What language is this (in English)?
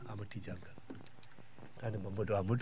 Fula